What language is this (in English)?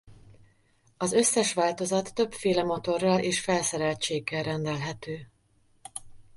Hungarian